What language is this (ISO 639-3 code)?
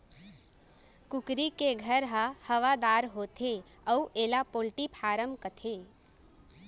hne